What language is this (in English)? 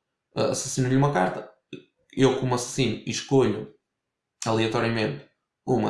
Portuguese